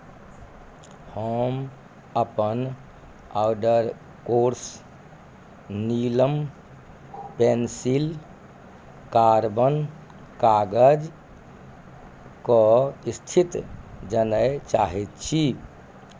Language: Maithili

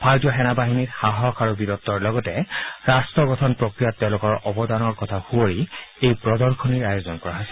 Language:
Assamese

